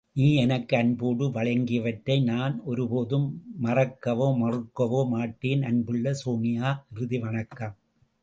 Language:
Tamil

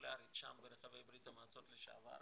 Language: Hebrew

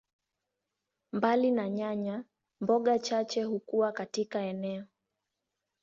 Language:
Swahili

